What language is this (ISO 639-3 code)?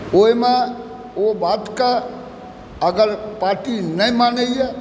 mai